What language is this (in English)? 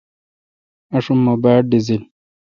Kalkoti